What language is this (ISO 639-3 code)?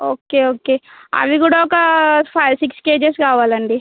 tel